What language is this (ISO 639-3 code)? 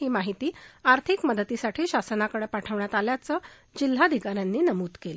mar